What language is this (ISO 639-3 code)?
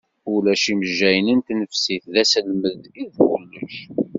kab